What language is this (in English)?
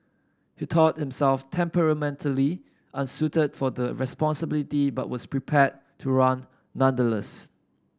English